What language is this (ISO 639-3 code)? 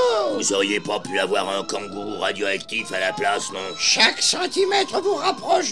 fra